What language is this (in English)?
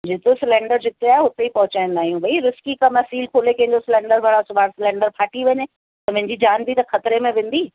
Sindhi